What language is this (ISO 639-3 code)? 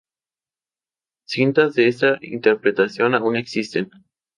spa